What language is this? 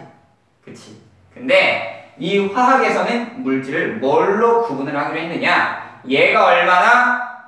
Korean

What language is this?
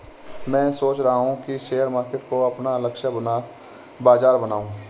Hindi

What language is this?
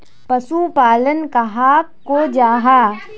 Magahi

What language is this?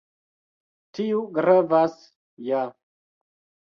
Esperanto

